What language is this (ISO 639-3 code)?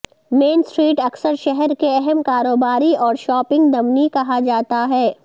urd